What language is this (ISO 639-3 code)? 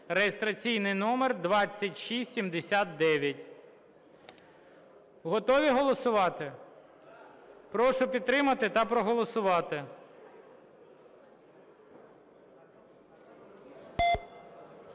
ukr